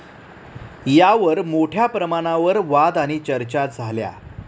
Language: Marathi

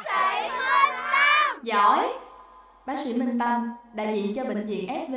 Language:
Vietnamese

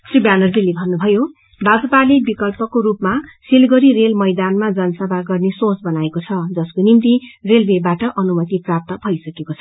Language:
Nepali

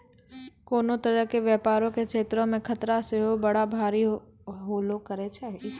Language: Maithili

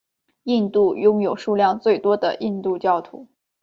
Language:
Chinese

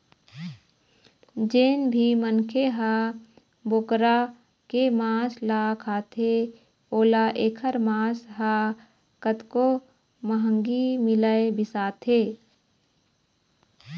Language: Chhattisgarhi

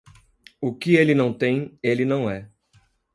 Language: Portuguese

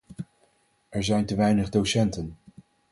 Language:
Dutch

